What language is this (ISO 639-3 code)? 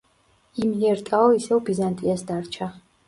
kat